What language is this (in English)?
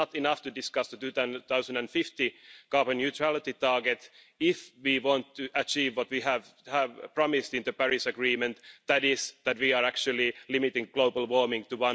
English